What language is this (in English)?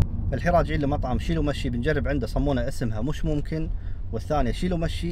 Arabic